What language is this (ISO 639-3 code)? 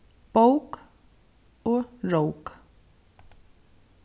fao